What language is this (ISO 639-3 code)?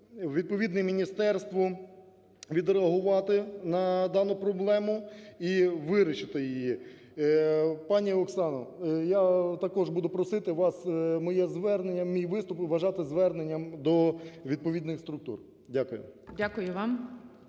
ukr